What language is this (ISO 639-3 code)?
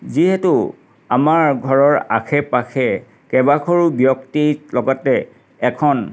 asm